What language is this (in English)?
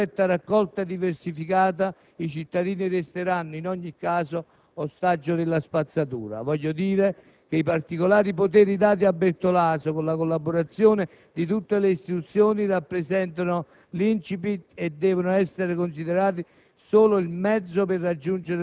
Italian